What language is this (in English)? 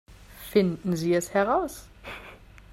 German